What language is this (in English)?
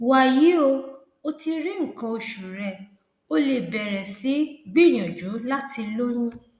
Yoruba